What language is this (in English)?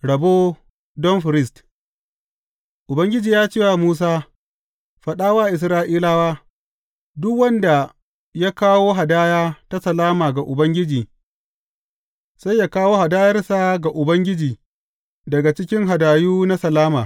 Hausa